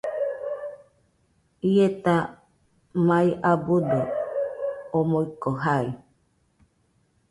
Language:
Nüpode Huitoto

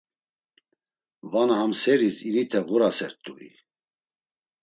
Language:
Laz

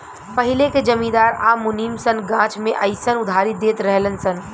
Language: Bhojpuri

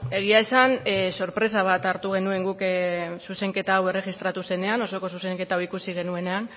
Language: Basque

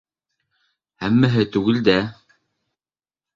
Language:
Bashkir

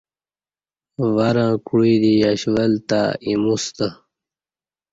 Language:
Kati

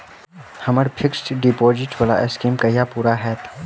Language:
Maithili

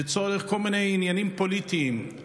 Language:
Hebrew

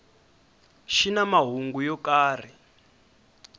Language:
Tsonga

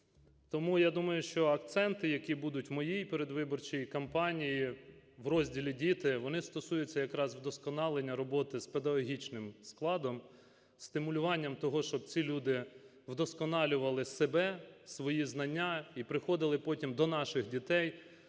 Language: Ukrainian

